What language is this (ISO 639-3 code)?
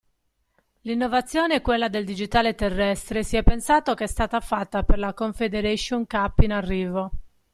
ita